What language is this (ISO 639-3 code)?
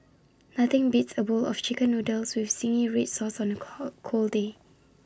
eng